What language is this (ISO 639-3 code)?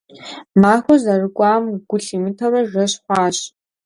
kbd